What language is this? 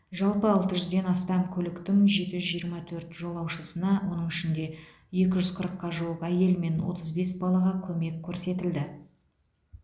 Kazakh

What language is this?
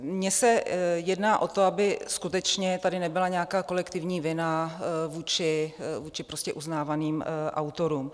Czech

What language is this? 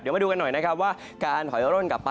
Thai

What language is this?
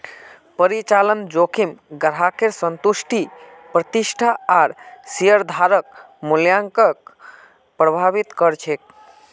Magahi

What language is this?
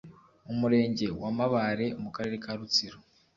Kinyarwanda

